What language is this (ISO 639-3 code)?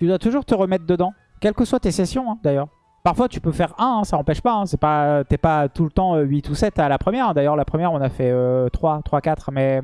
fra